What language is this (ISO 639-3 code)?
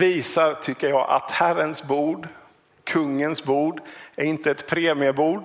swe